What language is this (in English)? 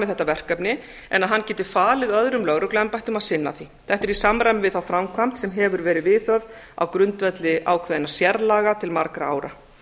Icelandic